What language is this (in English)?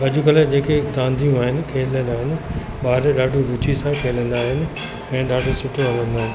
Sindhi